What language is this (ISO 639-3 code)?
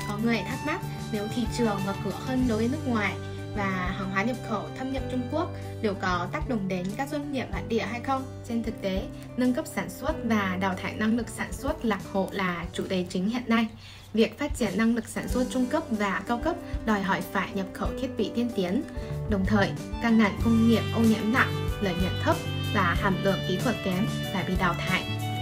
vie